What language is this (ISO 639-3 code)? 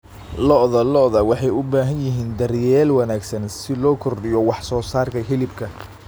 som